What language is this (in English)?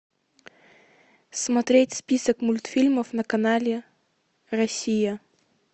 Russian